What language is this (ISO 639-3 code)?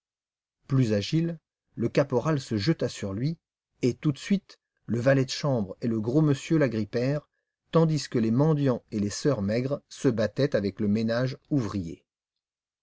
fra